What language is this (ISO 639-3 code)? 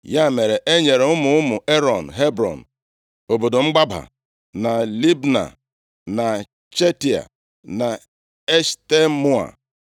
ibo